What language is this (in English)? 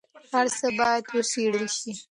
Pashto